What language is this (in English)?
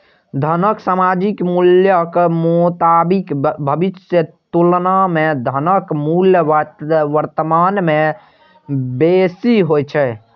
Maithili